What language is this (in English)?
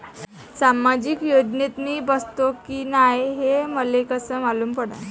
Marathi